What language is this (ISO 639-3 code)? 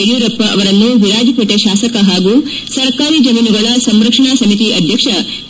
kan